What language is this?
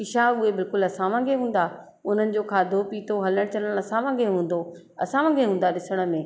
Sindhi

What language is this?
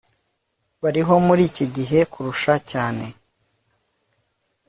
Kinyarwanda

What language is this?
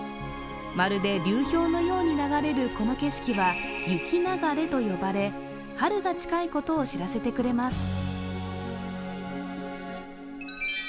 Japanese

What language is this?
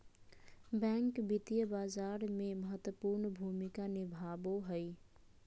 Magahi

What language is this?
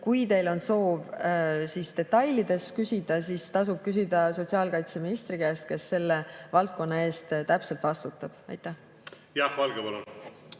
Estonian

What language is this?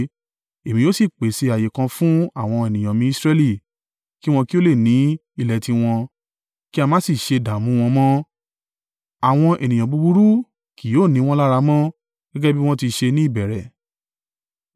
Yoruba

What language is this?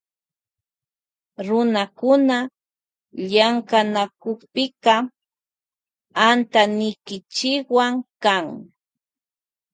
Loja Highland Quichua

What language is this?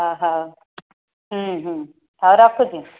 Odia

